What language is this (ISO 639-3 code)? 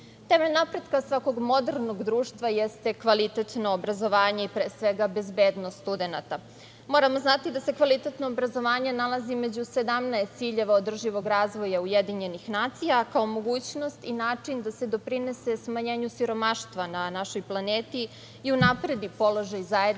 srp